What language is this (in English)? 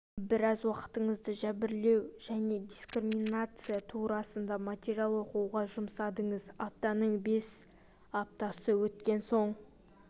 Kazakh